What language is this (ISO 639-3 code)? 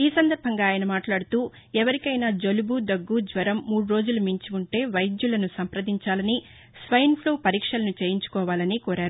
tel